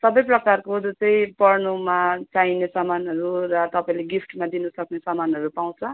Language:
Nepali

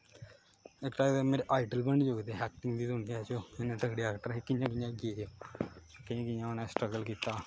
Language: Dogri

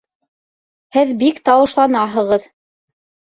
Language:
Bashkir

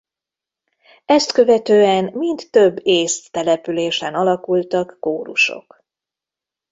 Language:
Hungarian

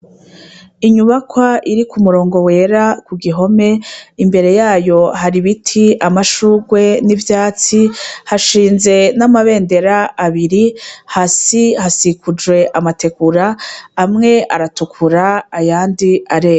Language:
Rundi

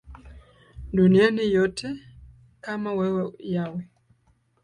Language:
Swahili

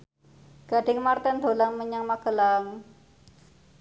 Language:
Javanese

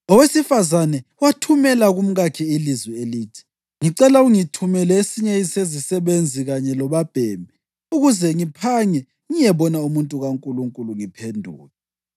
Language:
North Ndebele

